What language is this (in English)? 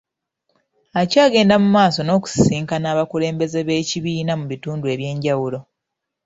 Ganda